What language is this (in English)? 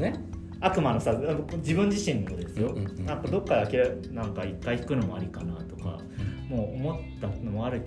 Japanese